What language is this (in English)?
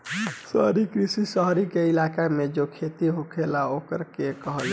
Bhojpuri